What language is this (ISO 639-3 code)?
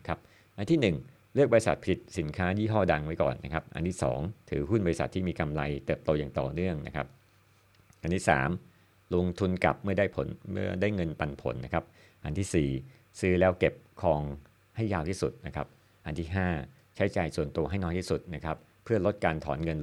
tha